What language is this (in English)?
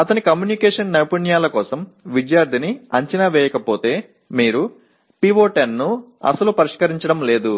Telugu